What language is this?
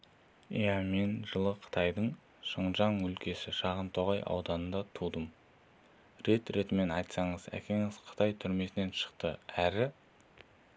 Kazakh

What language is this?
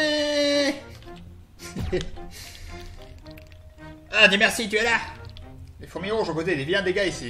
French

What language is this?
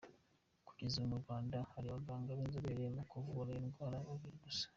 Kinyarwanda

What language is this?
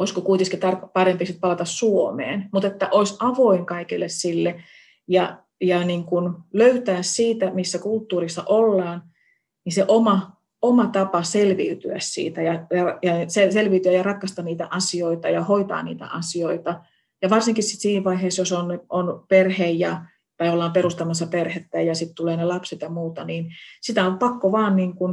Finnish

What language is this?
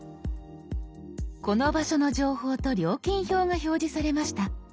Japanese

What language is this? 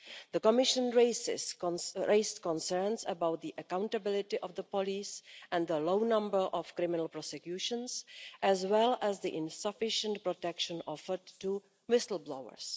English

